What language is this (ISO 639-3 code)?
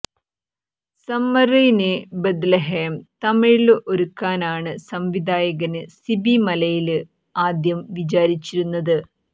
mal